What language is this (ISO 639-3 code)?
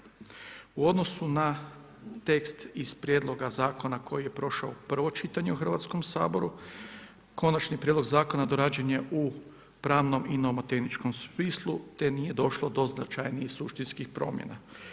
hrv